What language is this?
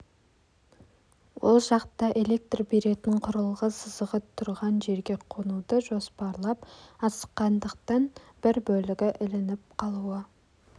Kazakh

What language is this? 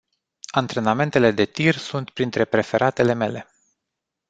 Romanian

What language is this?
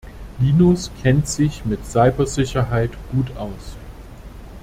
German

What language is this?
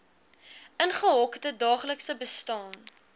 Afrikaans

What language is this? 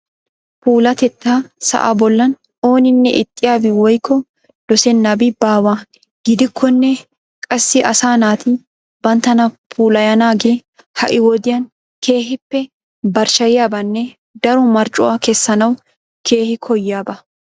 Wolaytta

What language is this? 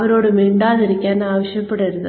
Malayalam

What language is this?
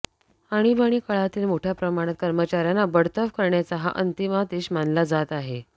Marathi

